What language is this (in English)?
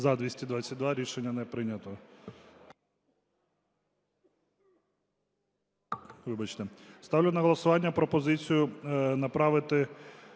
Ukrainian